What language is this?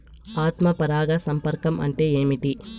Telugu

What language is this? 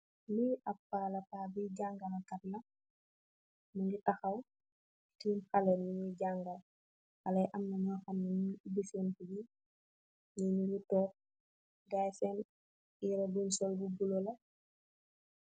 Wolof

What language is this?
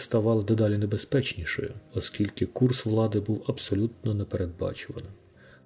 Ukrainian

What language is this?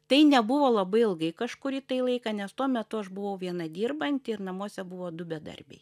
Lithuanian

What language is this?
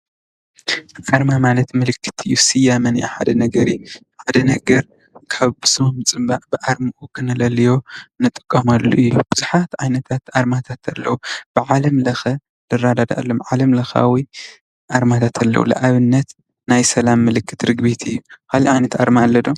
Tigrinya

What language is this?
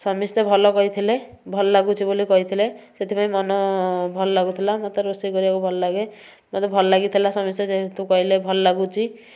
Odia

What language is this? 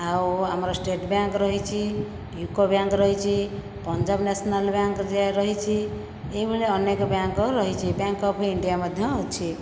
Odia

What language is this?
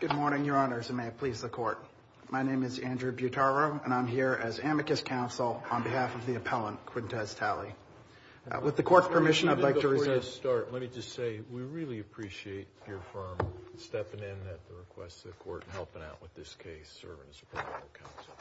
English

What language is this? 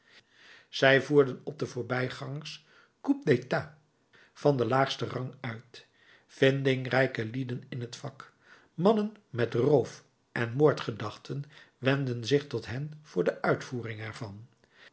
Dutch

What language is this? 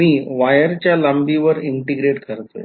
Marathi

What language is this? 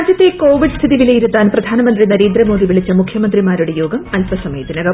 Malayalam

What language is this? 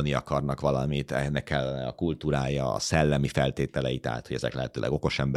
Hungarian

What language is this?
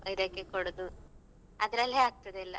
Kannada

